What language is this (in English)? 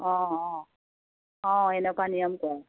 Assamese